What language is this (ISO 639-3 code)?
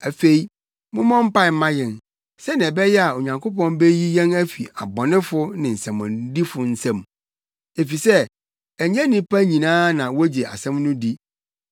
aka